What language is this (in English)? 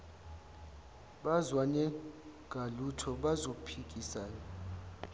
Zulu